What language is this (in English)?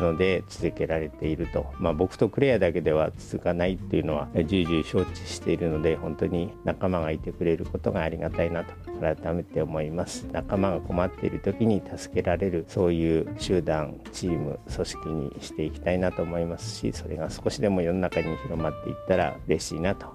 Japanese